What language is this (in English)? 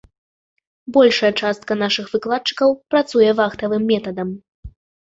Belarusian